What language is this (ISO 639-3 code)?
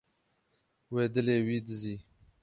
kur